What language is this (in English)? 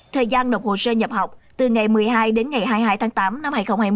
Vietnamese